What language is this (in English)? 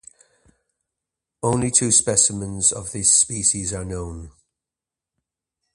English